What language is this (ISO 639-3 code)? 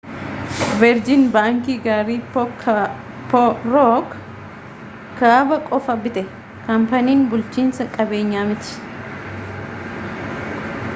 orm